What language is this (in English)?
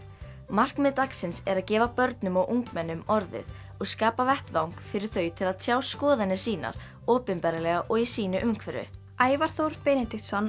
Icelandic